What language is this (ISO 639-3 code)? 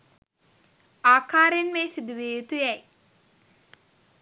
sin